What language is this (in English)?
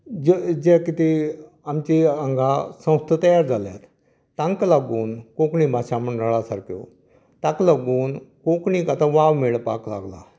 Konkani